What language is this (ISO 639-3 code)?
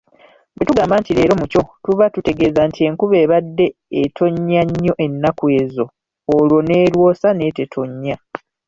lug